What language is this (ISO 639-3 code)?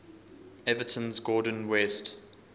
eng